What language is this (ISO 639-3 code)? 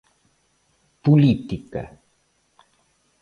glg